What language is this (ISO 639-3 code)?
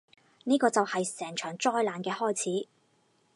yue